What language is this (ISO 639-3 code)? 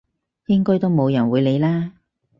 yue